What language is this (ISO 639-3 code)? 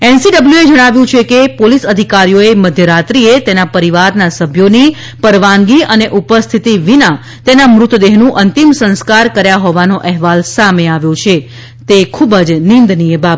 guj